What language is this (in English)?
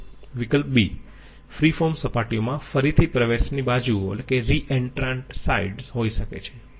Gujarati